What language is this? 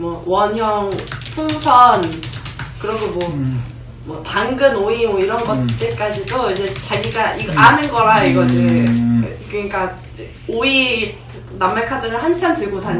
Korean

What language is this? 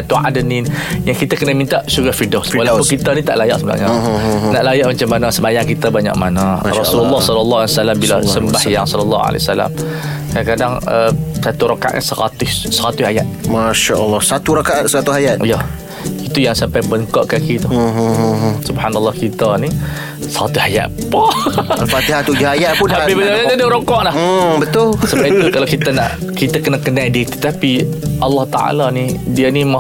Malay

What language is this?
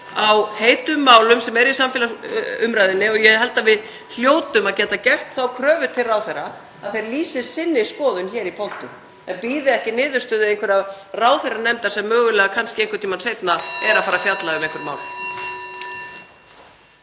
Icelandic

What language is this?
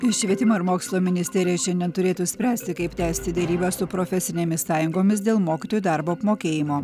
Lithuanian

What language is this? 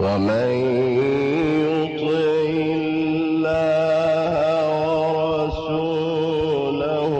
Arabic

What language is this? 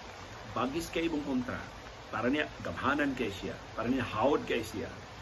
Filipino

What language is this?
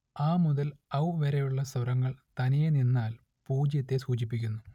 Malayalam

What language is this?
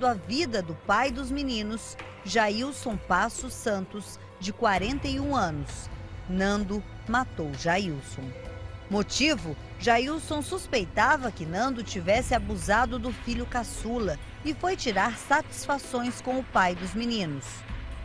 Portuguese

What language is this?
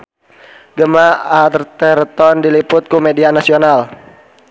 Sundanese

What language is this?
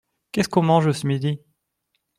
French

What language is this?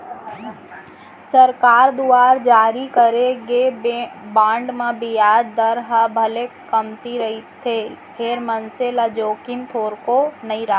Chhattisgarhi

